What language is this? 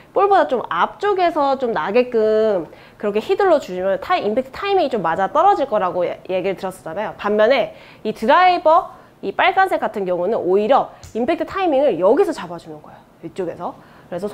Korean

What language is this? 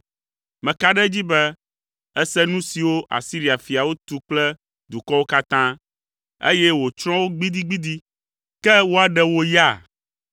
Ewe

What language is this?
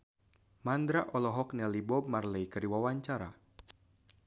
Sundanese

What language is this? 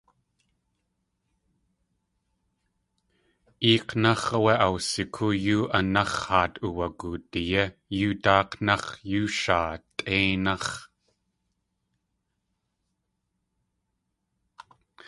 Tlingit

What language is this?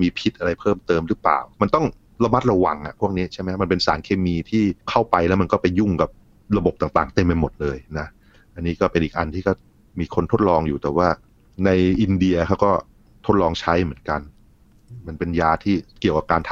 Thai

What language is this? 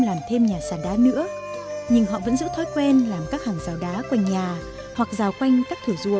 Vietnamese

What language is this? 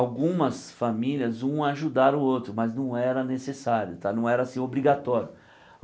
Portuguese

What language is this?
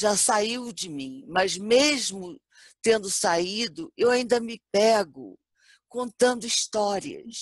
Portuguese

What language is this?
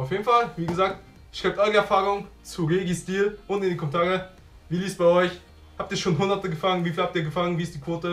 German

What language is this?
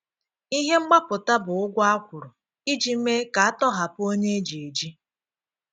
Igbo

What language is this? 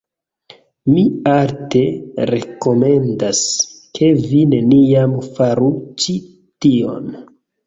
Esperanto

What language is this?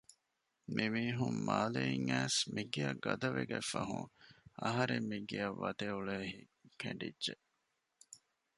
Divehi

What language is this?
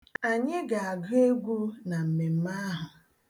Igbo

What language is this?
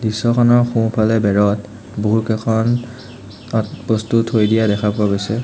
Assamese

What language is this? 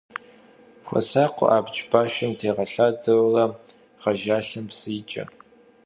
Kabardian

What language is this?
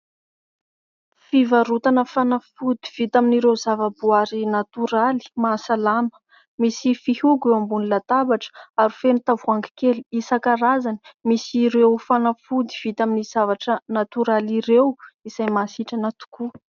Malagasy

